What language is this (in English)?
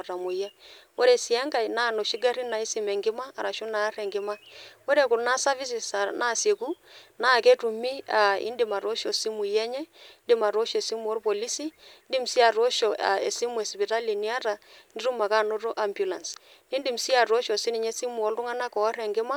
Masai